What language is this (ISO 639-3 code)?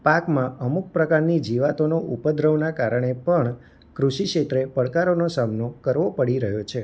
guj